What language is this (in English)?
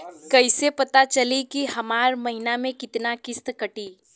Bhojpuri